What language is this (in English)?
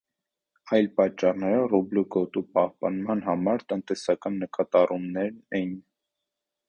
Armenian